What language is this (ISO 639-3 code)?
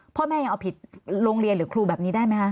tha